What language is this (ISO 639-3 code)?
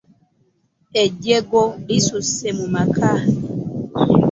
lug